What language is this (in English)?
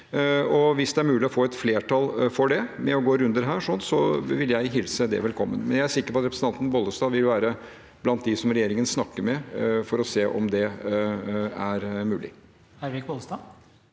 Norwegian